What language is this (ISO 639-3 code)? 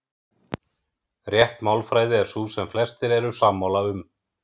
isl